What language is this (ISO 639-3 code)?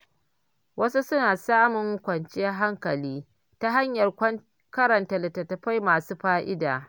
hau